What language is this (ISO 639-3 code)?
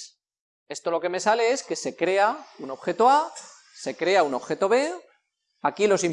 spa